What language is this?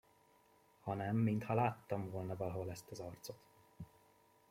Hungarian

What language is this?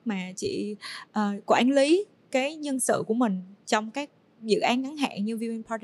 Vietnamese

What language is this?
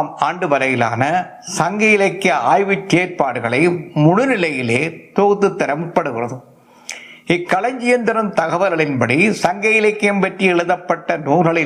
Tamil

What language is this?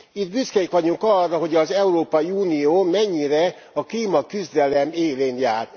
Hungarian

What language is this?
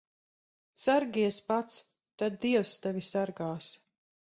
Latvian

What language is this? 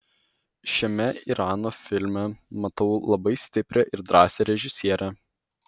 Lithuanian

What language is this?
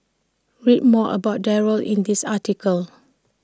English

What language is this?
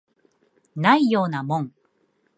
Japanese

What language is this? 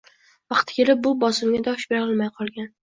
Uzbek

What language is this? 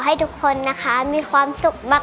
Thai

